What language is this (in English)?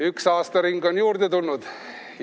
Estonian